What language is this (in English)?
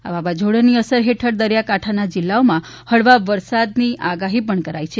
Gujarati